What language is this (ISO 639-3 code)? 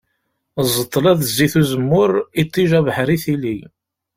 kab